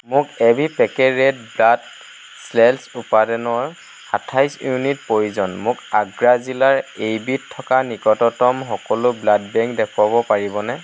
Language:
Assamese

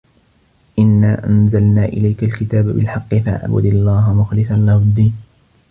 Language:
Arabic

